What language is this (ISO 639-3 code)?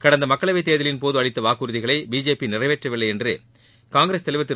tam